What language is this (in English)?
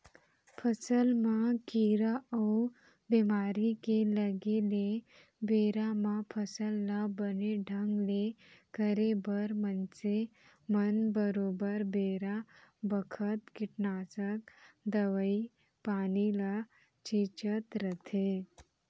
Chhattisgarhi